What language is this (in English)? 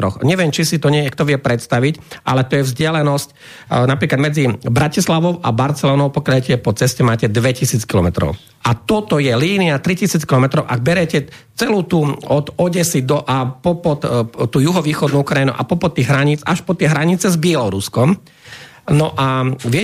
Slovak